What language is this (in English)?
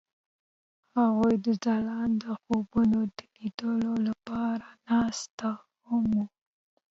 Pashto